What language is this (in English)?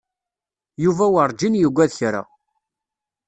Kabyle